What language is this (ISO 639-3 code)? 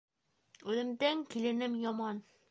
bak